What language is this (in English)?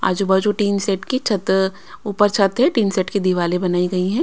Hindi